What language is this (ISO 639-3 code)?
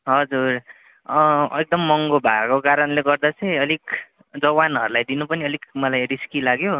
nep